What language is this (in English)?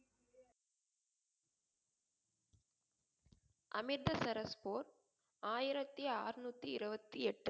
Tamil